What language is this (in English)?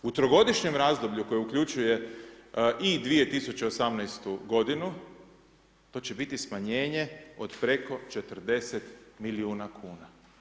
Croatian